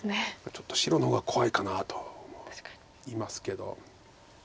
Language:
Japanese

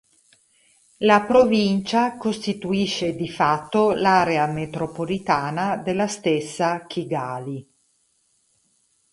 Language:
Italian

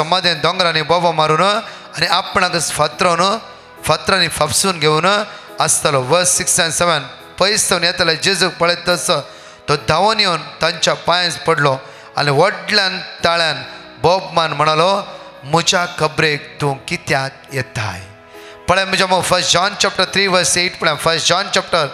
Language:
Marathi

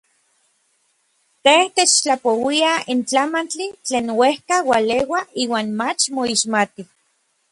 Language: Orizaba Nahuatl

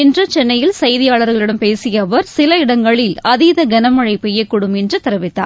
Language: Tamil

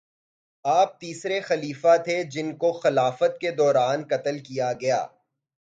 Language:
Urdu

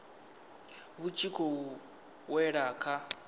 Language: Venda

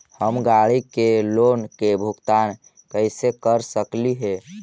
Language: Magahi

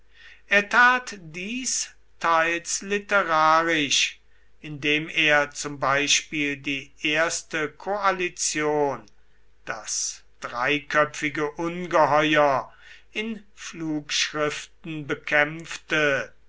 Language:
German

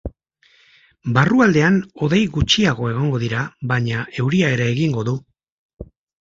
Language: Basque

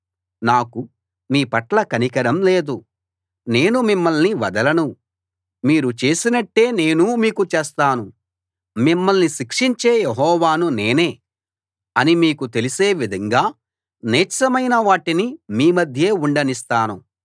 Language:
Telugu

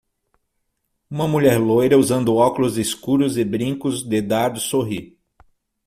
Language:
Portuguese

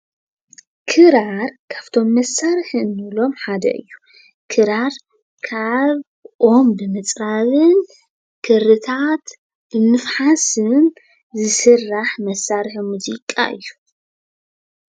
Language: Tigrinya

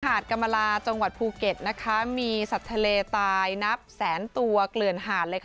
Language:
Thai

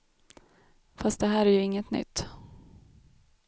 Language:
Swedish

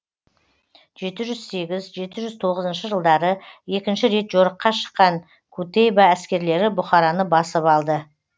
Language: Kazakh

